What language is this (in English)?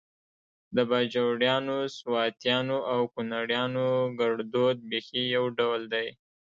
Pashto